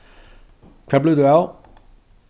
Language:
Faroese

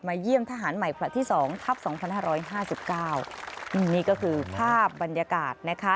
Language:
Thai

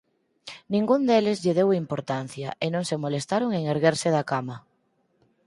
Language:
Galician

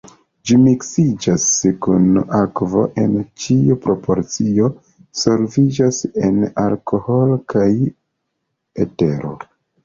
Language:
Esperanto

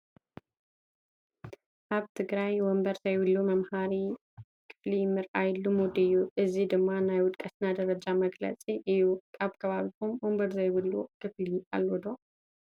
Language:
Tigrinya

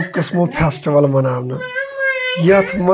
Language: Kashmiri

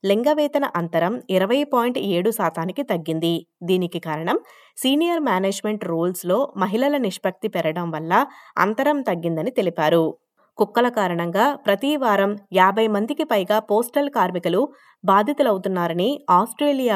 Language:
Telugu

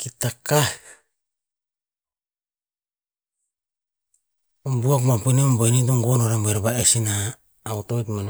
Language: Tinputz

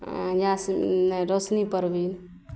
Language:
Maithili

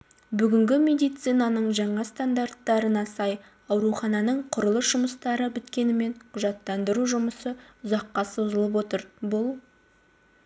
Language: Kazakh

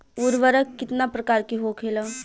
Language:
Bhojpuri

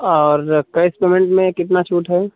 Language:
Hindi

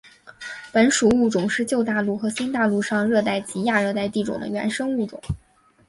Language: Chinese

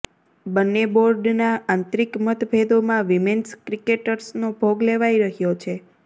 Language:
Gujarati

